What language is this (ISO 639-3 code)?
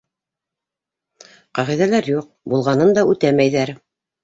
bak